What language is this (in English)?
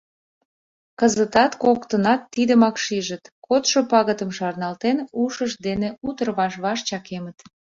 Mari